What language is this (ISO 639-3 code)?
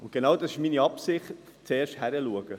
gsw